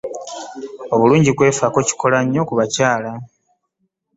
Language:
Ganda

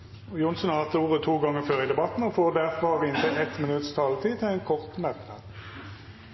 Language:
Norwegian Nynorsk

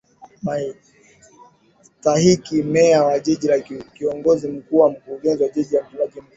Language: Swahili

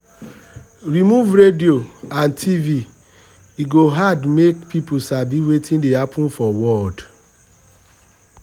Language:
Nigerian Pidgin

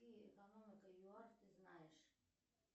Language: Russian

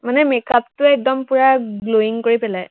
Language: Assamese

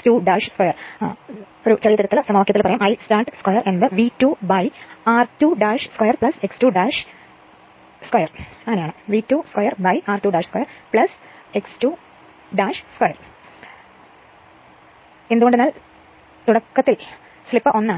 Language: Malayalam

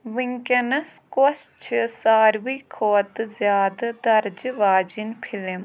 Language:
Kashmiri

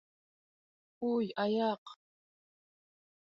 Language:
Bashkir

